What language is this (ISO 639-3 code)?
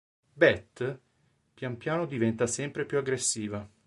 ita